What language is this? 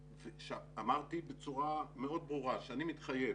Hebrew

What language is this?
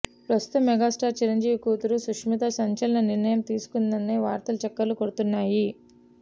Telugu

